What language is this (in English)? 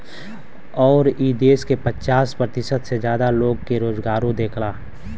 Bhojpuri